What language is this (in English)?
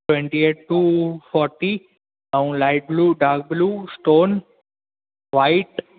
Sindhi